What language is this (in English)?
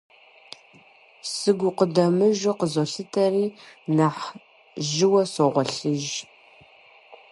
Kabardian